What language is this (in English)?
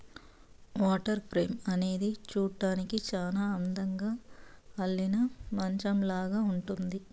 Telugu